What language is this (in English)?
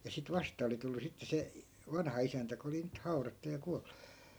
Finnish